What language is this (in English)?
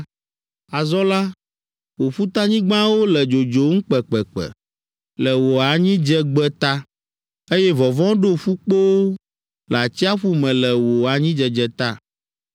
Ewe